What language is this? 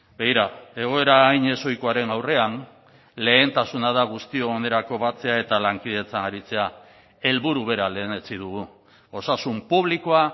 Basque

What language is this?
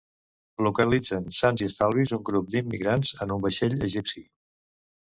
Catalan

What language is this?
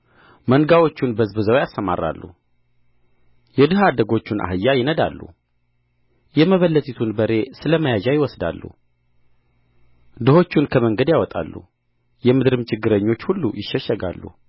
Amharic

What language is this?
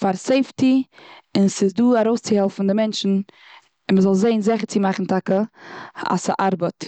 Yiddish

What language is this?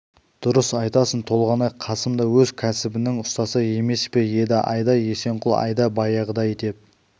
Kazakh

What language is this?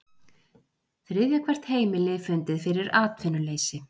Icelandic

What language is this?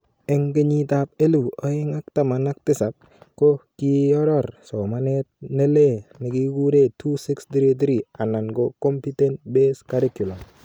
Kalenjin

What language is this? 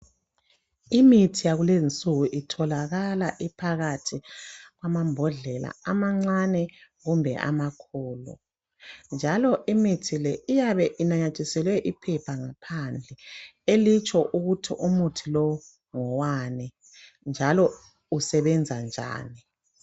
North Ndebele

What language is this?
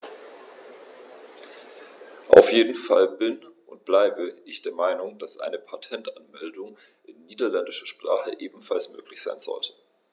German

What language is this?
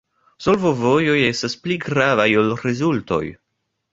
Esperanto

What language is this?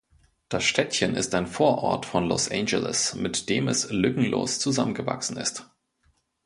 German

